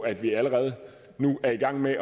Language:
Danish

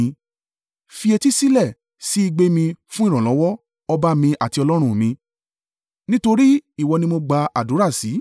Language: Yoruba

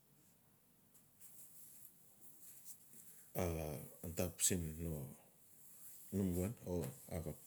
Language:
Notsi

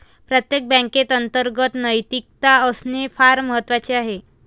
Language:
Marathi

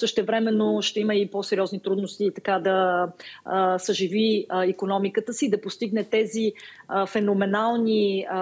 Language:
Bulgarian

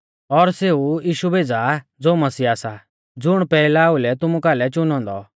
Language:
Mahasu Pahari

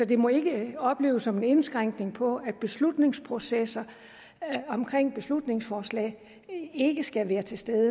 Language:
Danish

